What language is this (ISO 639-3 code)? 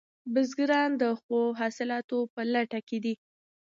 pus